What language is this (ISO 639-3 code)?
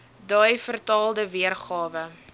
afr